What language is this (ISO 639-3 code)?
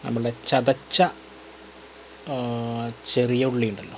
mal